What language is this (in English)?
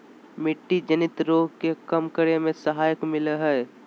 Magahi